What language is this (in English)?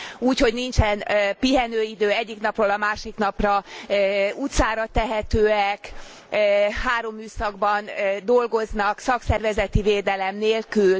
Hungarian